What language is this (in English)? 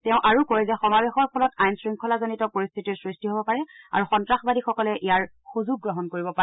Assamese